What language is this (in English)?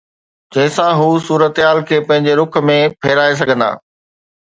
Sindhi